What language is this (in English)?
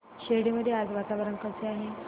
Marathi